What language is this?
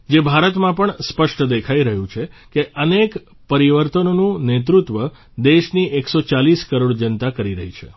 Gujarati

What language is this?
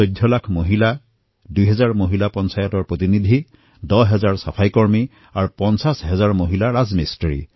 Assamese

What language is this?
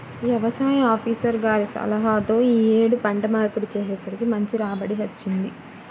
Telugu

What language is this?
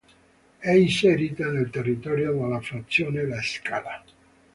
Italian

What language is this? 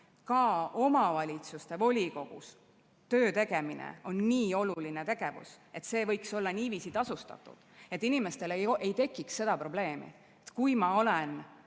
Estonian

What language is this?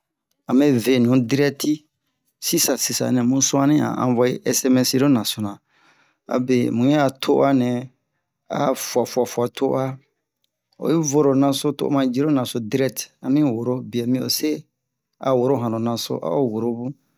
Bomu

